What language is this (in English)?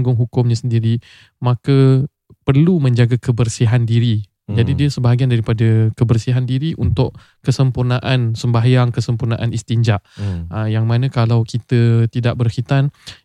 Malay